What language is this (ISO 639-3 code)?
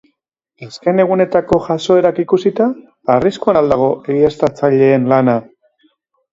eus